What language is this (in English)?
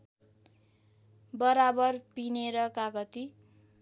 Nepali